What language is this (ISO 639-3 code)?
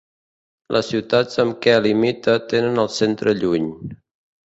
cat